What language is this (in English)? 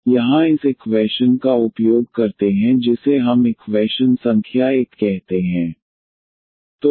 Hindi